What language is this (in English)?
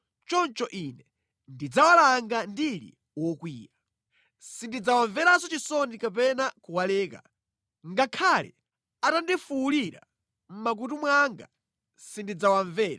Nyanja